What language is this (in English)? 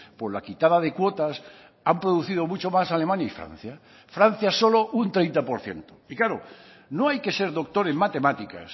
Spanish